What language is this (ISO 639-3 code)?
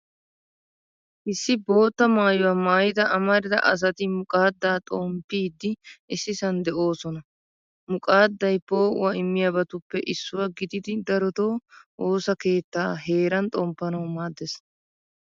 wal